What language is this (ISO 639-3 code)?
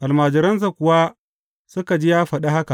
hau